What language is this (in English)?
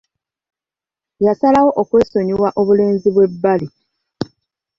Ganda